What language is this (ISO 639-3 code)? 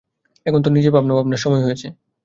ben